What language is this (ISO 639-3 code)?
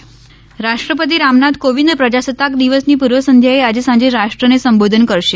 guj